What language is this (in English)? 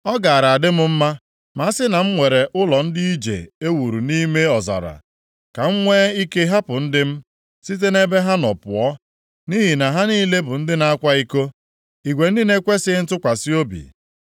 Igbo